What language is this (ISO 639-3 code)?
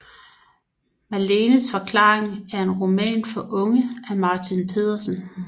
dan